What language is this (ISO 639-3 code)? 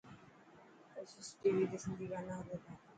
mki